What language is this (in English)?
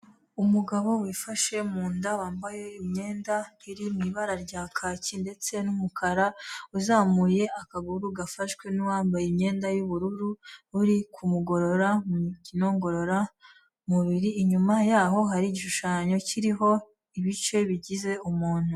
Kinyarwanda